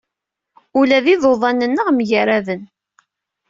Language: Kabyle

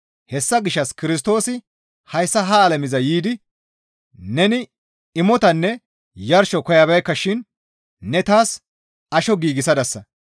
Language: Gamo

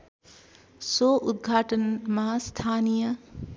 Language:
Nepali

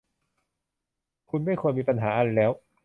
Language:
Thai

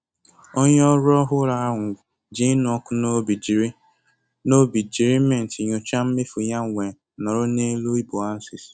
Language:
Igbo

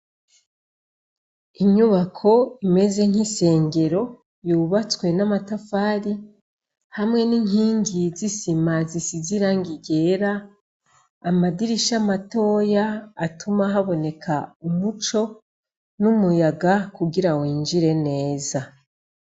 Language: Rundi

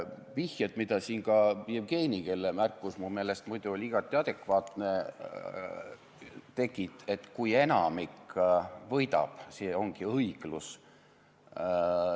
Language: Estonian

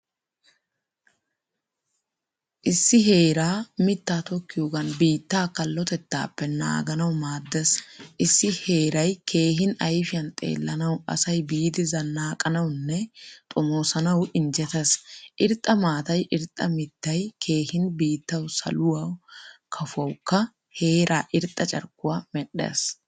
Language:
Wolaytta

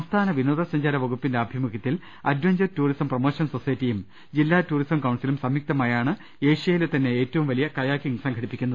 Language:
Malayalam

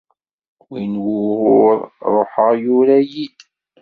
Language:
Kabyle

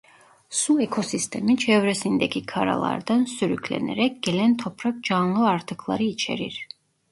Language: Turkish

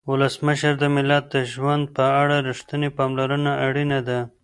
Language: Pashto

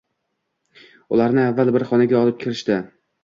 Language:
Uzbek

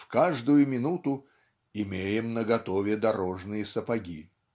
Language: Russian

